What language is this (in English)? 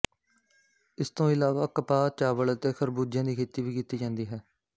Punjabi